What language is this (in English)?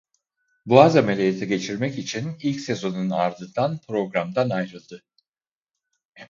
Turkish